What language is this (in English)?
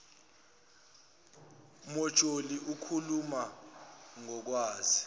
Zulu